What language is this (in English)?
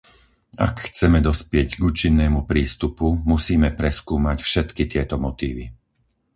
Slovak